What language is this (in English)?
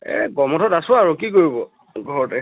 Assamese